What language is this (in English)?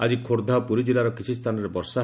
Odia